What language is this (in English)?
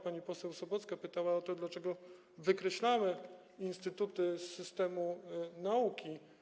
Polish